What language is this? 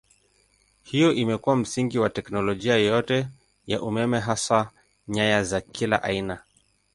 Swahili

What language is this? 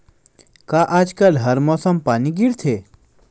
Chhattisgarhi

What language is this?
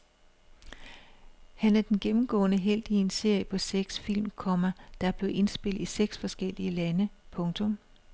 Danish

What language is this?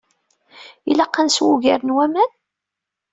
Kabyle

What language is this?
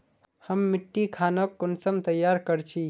Magahi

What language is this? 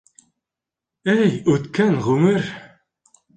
Bashkir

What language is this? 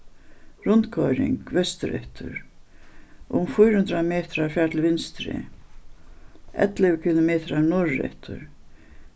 Faroese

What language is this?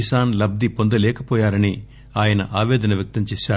Telugu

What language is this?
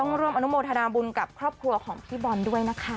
Thai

